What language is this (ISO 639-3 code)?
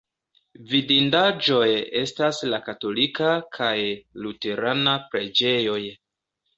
epo